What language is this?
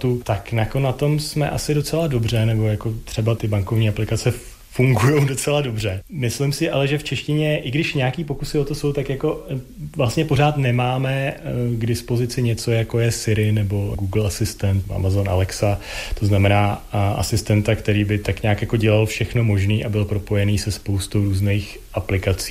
Czech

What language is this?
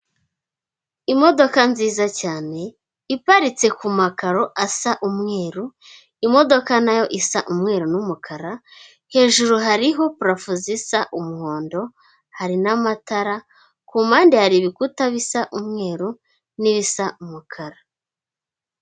Kinyarwanda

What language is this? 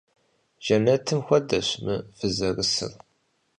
Kabardian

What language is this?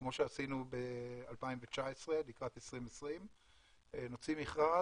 Hebrew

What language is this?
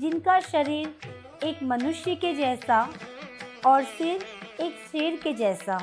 Hindi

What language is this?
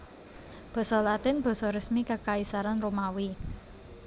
Javanese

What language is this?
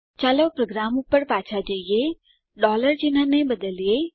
Gujarati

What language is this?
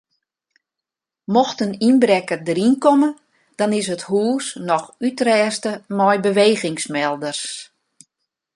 Western Frisian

